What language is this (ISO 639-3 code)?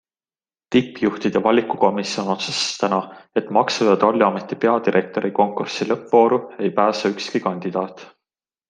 est